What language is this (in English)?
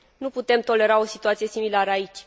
Romanian